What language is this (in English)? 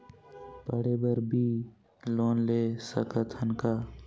Chhattisgarhi